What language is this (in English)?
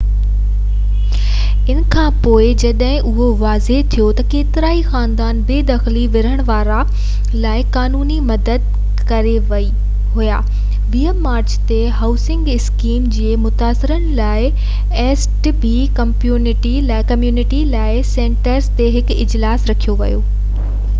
Sindhi